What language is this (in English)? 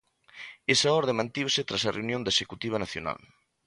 Galician